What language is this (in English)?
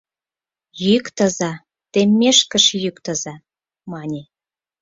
Mari